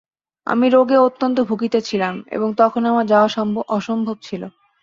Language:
Bangla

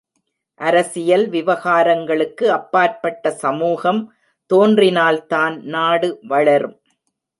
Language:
Tamil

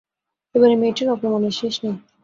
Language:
Bangla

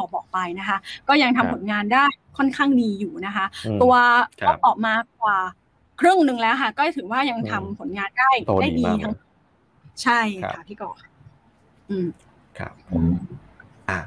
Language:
Thai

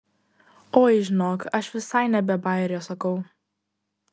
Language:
Lithuanian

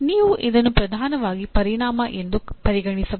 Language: Kannada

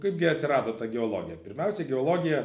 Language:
Lithuanian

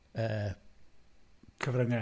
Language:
Welsh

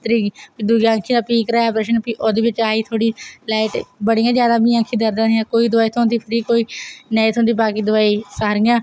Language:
Dogri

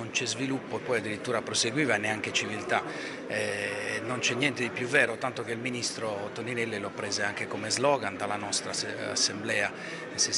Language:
Italian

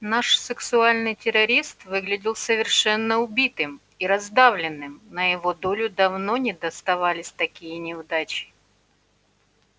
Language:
Russian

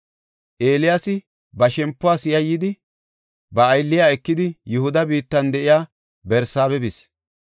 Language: Gofa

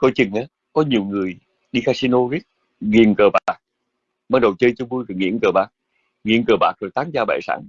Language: Vietnamese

